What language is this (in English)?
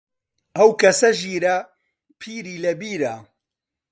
Central Kurdish